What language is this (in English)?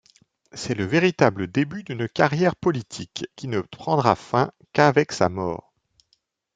French